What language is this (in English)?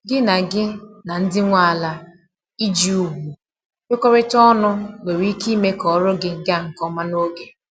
Igbo